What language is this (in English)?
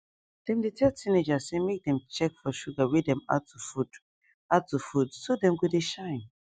Nigerian Pidgin